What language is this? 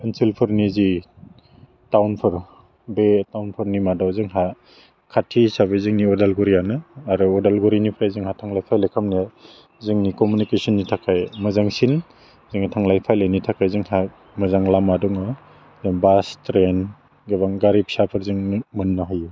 Bodo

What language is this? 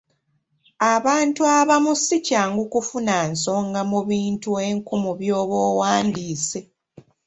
Ganda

